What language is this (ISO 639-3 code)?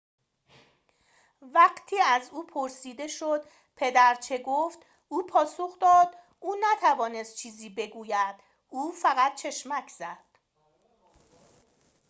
fas